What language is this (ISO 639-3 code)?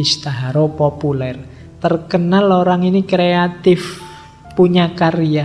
ind